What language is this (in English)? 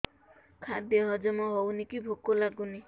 Odia